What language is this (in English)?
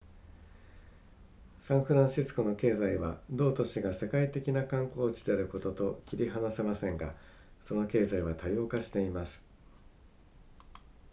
Japanese